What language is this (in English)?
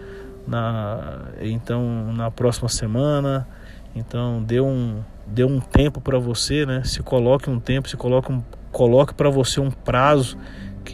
Portuguese